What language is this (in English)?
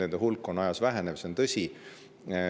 Estonian